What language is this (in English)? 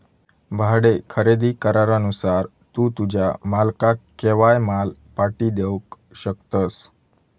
Marathi